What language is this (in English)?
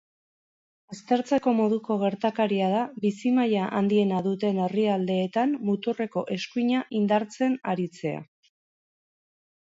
Basque